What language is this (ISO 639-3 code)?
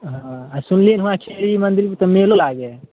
mai